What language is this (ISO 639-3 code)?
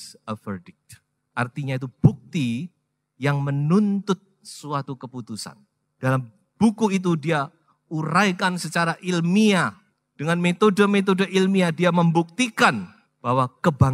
ind